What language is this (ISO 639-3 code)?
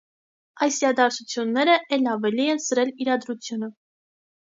hye